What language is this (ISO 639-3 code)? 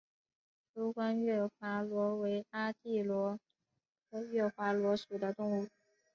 zho